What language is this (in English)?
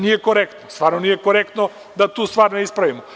Serbian